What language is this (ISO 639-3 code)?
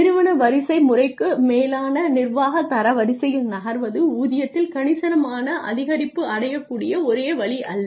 tam